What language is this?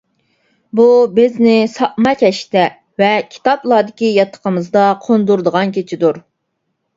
Uyghur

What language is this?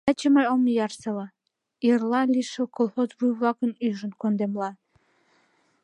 Mari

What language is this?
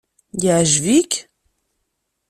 Kabyle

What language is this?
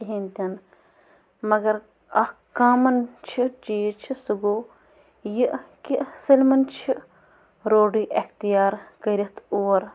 Kashmiri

